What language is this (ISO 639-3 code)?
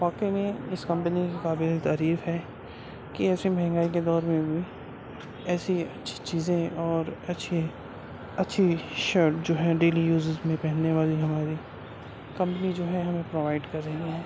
urd